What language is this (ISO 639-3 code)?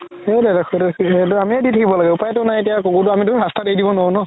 asm